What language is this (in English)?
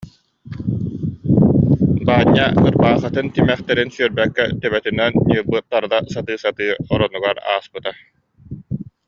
Yakut